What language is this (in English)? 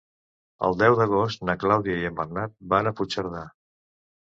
Catalan